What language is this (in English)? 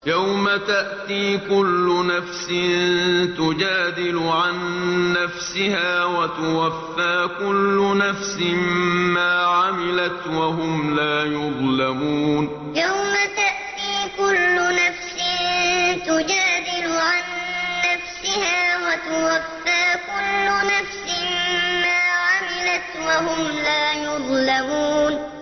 Arabic